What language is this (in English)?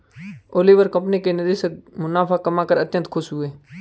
Hindi